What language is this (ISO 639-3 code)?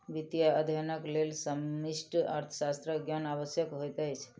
mai